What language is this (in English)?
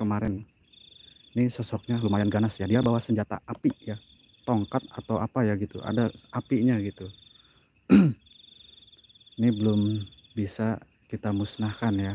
Indonesian